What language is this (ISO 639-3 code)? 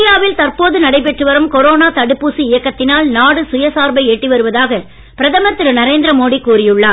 tam